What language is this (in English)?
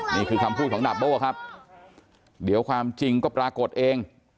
Thai